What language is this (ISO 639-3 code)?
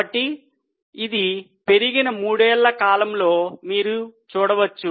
tel